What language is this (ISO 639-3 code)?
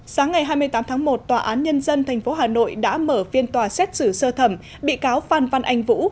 vie